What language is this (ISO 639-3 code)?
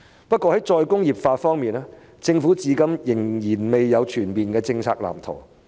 yue